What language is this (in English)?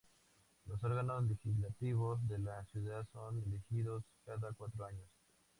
Spanish